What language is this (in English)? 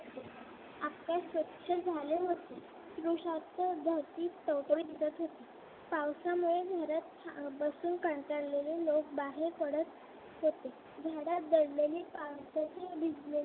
Marathi